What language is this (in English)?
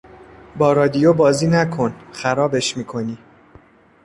Persian